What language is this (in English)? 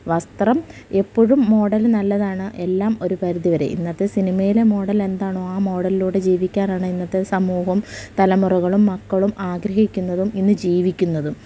Malayalam